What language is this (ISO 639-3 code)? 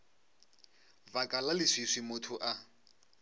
nso